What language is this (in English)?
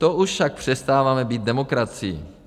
Czech